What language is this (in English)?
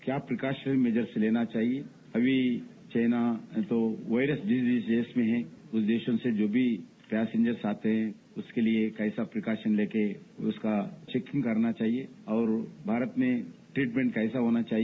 Hindi